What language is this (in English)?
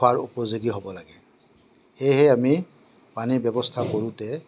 Assamese